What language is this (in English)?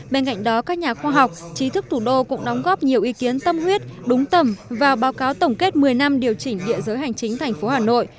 Vietnamese